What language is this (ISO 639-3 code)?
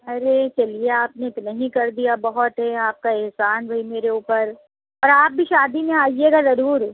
urd